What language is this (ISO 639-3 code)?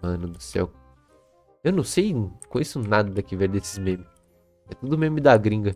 por